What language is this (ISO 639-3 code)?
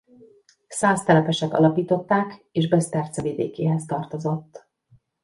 hun